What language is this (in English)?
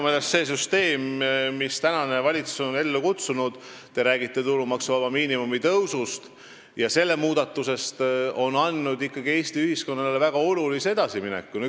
Estonian